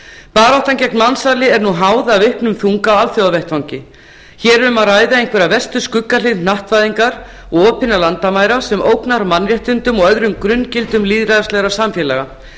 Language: Icelandic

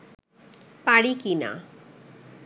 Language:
Bangla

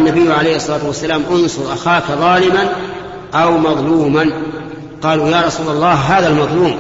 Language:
Arabic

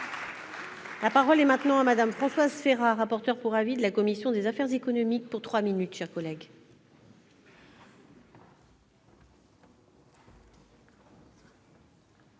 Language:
French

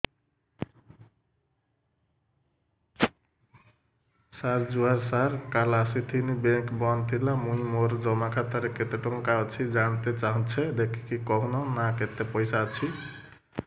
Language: Odia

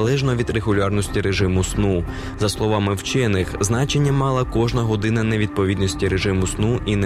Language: Ukrainian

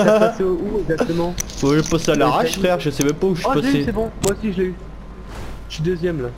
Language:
French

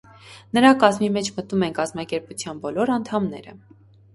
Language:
Armenian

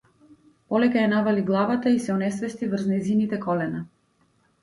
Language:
Macedonian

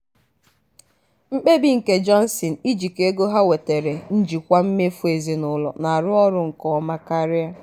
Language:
Igbo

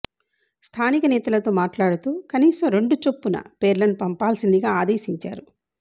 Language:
Telugu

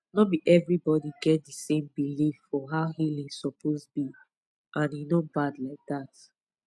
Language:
Nigerian Pidgin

